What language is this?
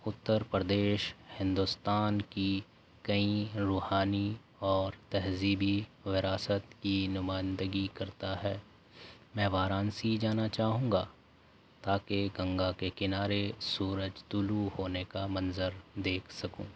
Urdu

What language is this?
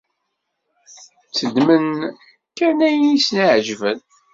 Kabyle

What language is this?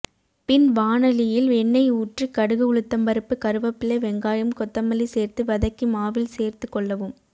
Tamil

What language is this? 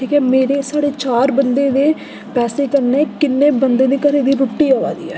Dogri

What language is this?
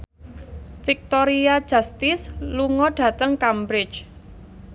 Javanese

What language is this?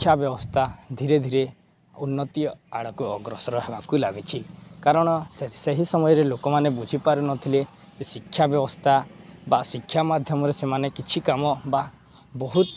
Odia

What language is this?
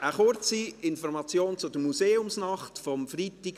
Swiss German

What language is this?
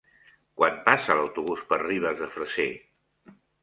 Catalan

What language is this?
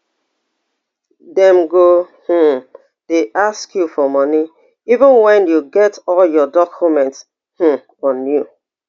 Nigerian Pidgin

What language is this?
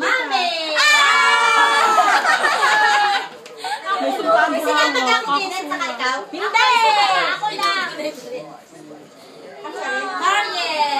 Filipino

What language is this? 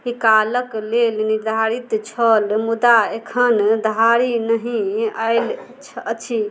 Maithili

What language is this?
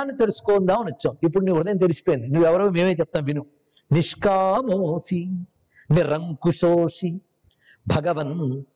Telugu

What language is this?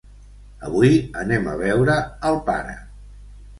Catalan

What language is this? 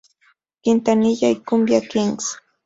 Spanish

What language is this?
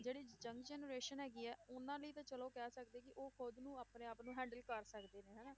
Punjabi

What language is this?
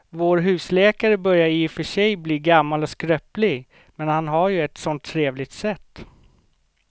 Swedish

